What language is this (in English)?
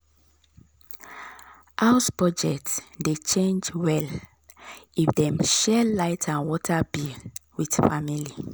Nigerian Pidgin